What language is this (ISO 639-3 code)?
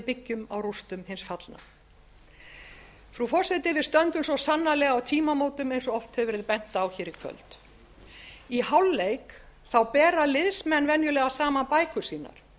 isl